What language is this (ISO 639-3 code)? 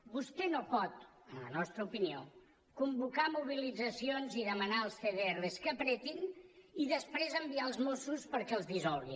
cat